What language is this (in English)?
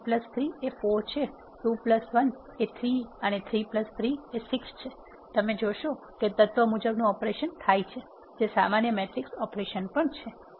Gujarati